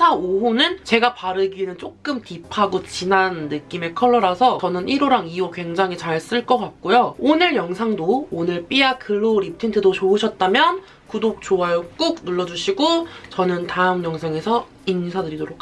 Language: Korean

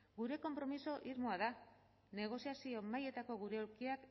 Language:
Basque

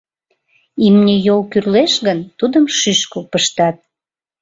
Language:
Mari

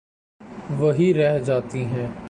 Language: Urdu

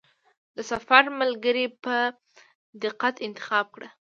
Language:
Pashto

